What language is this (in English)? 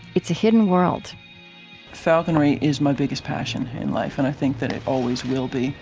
English